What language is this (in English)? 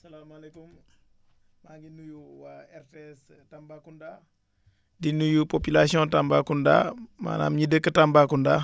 Wolof